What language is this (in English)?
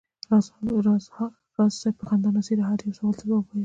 Pashto